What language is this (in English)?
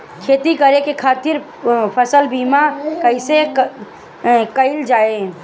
Bhojpuri